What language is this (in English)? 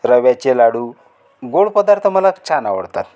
Marathi